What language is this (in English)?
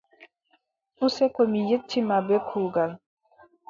Adamawa Fulfulde